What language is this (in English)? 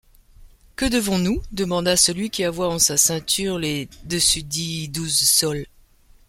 French